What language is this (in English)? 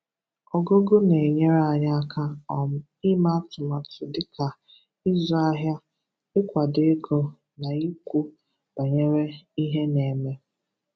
Igbo